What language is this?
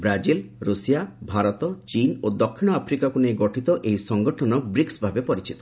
Odia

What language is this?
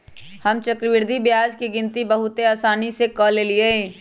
Magahi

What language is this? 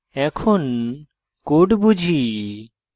Bangla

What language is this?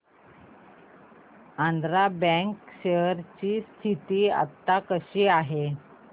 Marathi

